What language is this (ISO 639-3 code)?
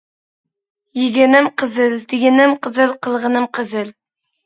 uig